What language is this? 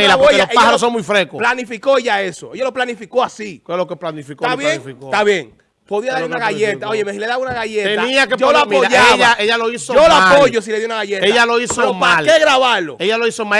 Spanish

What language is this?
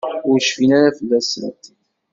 Kabyle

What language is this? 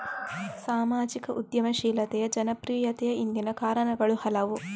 Kannada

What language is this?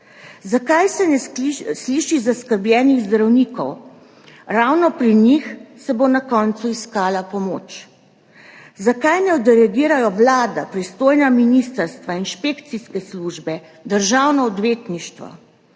Slovenian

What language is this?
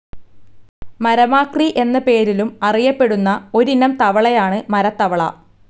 Malayalam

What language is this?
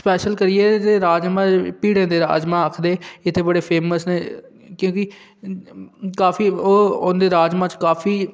Dogri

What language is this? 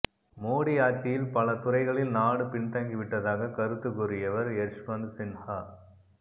Tamil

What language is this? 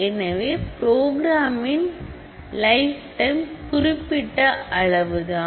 Tamil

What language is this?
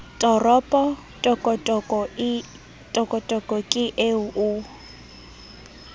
Southern Sotho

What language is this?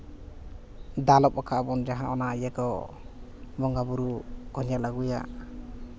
Santali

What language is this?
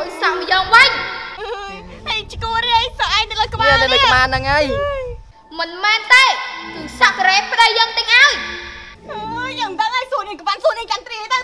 Thai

